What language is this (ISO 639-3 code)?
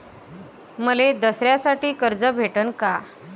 mar